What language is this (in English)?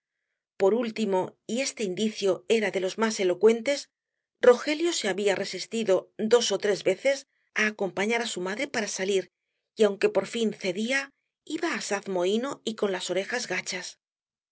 Spanish